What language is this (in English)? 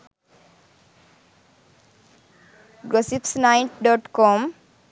Sinhala